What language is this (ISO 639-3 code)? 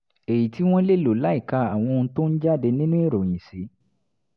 yor